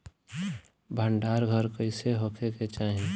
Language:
Bhojpuri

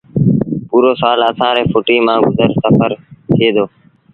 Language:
Sindhi Bhil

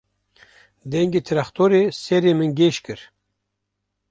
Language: Kurdish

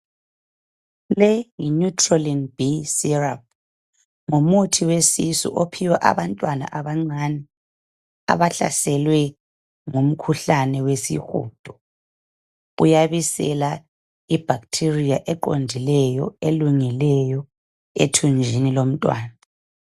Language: North Ndebele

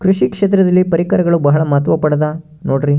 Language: Kannada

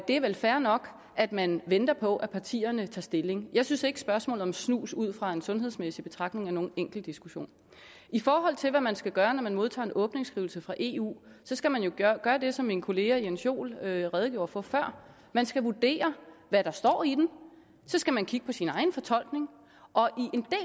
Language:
Danish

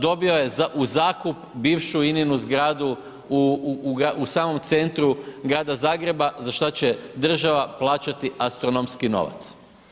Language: Croatian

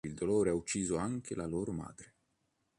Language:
Italian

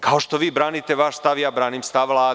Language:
Serbian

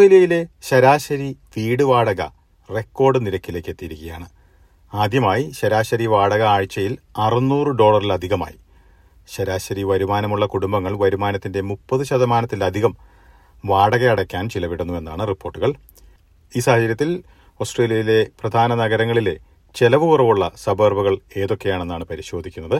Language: Malayalam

